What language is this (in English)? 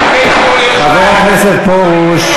Hebrew